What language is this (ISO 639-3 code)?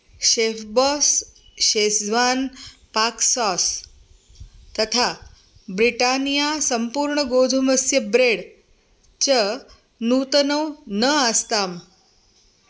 san